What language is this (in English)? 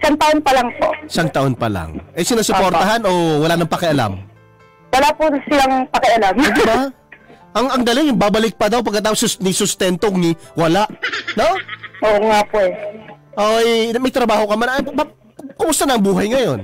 Filipino